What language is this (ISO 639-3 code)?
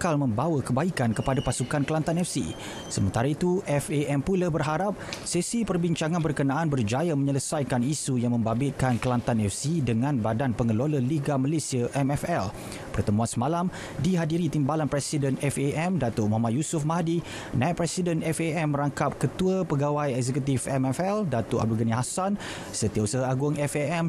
msa